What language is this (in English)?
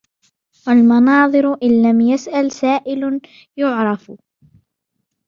Arabic